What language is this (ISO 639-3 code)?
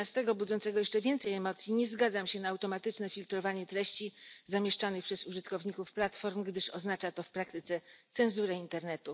pol